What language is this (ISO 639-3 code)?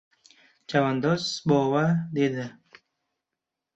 uzb